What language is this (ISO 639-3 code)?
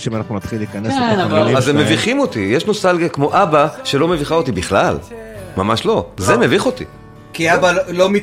heb